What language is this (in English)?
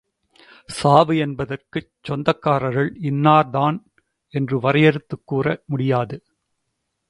Tamil